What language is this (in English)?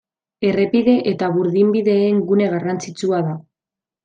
Basque